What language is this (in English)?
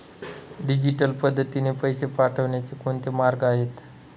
Marathi